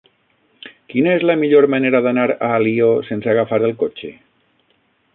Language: Catalan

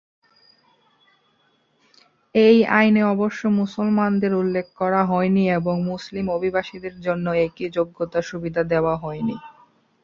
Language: Bangla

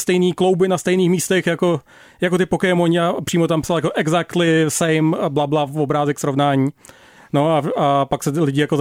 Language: Czech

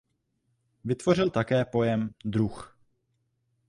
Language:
Czech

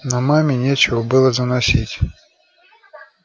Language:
Russian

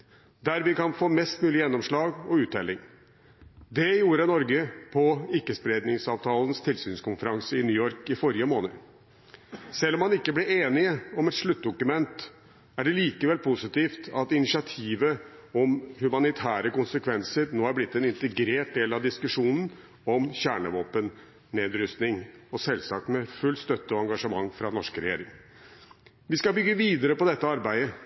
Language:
Norwegian Bokmål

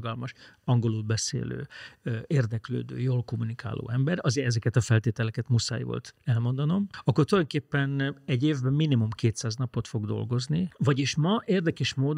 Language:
Hungarian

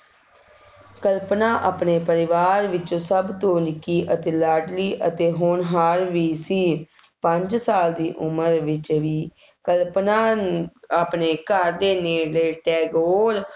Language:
Punjabi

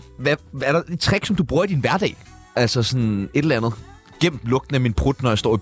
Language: Danish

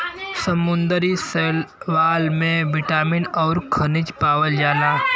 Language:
Bhojpuri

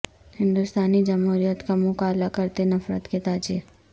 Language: Urdu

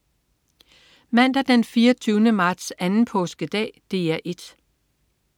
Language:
Danish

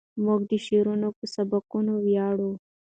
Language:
Pashto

